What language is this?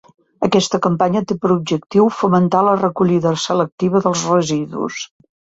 Catalan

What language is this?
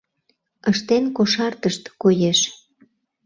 Mari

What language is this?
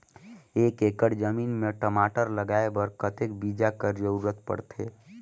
Chhattisgarhi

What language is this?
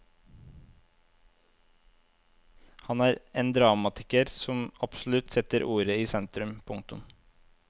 Norwegian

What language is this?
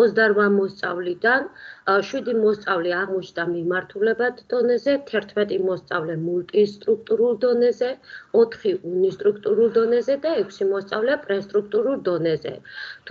Romanian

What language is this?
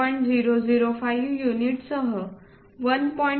Marathi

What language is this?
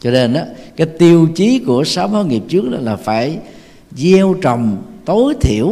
Vietnamese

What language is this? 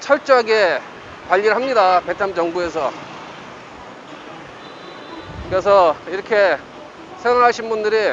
Korean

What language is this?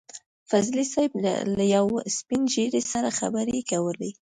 Pashto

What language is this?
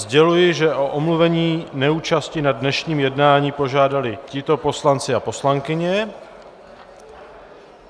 Czech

